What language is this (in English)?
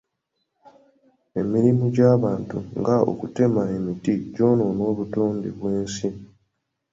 Ganda